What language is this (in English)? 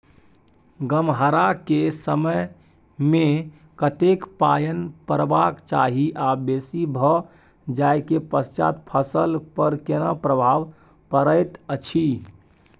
Maithili